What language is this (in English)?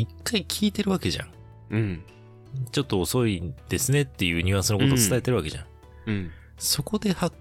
Japanese